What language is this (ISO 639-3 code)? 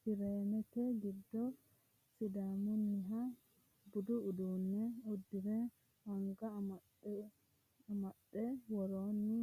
sid